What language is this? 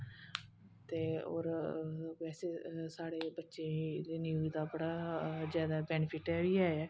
Dogri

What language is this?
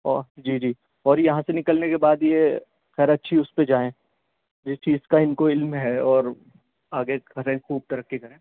Urdu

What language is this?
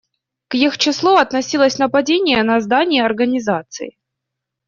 Russian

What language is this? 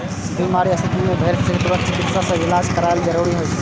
Maithili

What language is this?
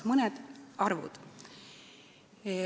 Estonian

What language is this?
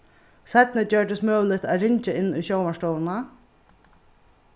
Faroese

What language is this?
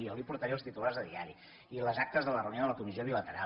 Catalan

